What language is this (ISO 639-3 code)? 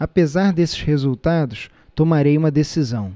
por